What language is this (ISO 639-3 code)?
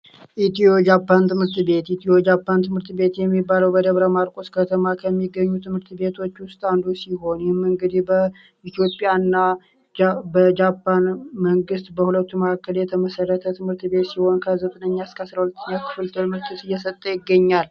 amh